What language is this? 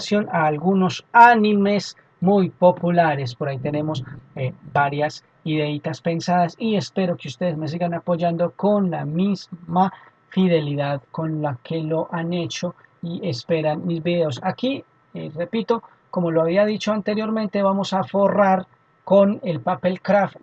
Spanish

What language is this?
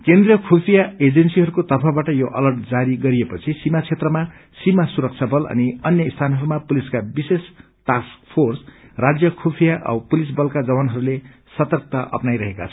Nepali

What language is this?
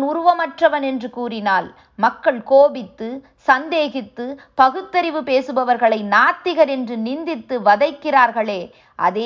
Tamil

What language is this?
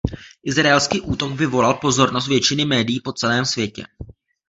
Czech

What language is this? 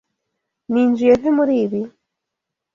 Kinyarwanda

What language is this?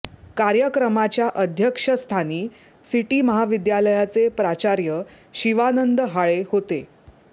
Marathi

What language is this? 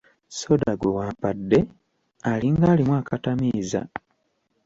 Ganda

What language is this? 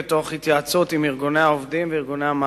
Hebrew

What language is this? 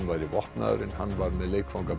Icelandic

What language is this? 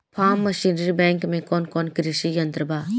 Bhojpuri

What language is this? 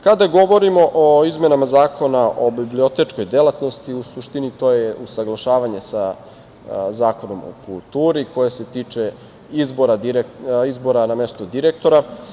Serbian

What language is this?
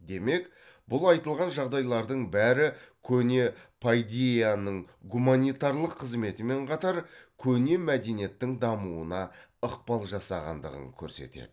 Kazakh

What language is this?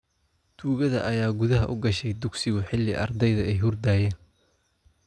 Somali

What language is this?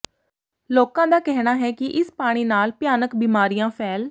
Punjabi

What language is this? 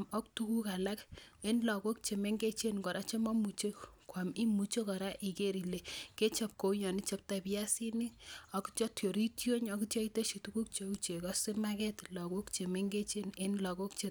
Kalenjin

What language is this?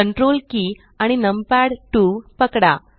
Marathi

